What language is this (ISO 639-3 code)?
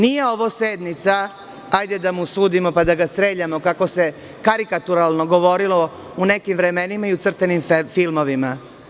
srp